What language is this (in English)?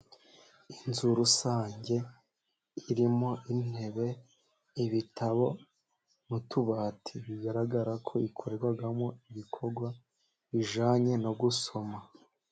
Kinyarwanda